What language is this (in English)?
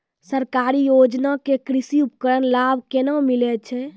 Maithili